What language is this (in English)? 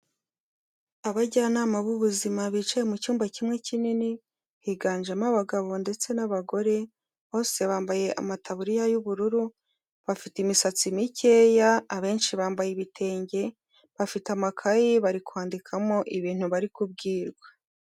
Kinyarwanda